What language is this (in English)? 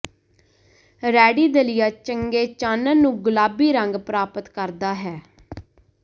Punjabi